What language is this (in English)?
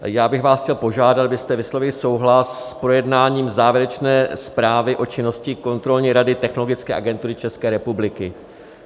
Czech